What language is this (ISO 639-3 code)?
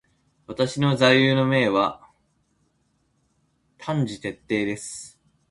jpn